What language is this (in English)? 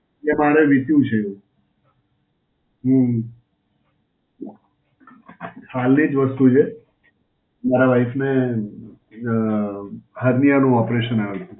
Gujarati